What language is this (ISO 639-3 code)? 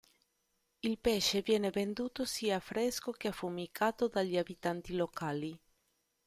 ita